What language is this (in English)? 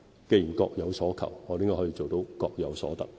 Cantonese